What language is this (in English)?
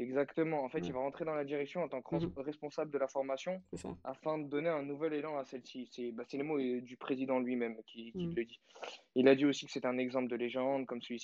French